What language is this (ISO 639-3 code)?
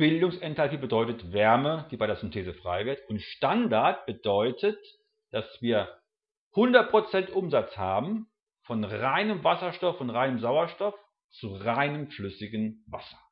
deu